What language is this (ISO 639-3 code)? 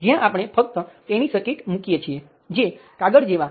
guj